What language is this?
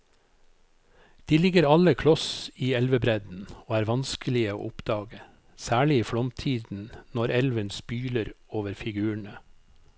Norwegian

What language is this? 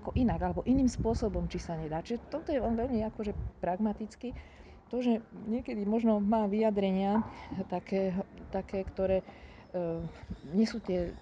Slovak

